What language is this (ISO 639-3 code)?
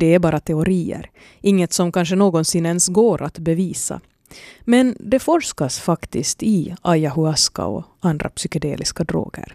swe